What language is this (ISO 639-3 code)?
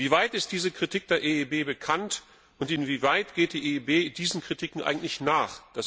deu